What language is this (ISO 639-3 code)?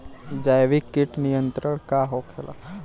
bho